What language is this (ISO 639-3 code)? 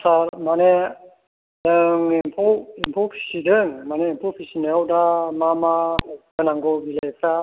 brx